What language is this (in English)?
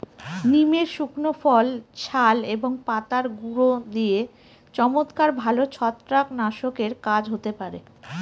Bangla